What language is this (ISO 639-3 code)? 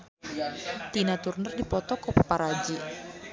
sun